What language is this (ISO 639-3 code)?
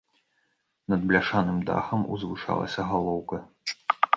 bel